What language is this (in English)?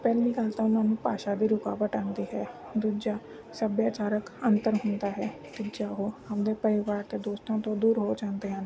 Punjabi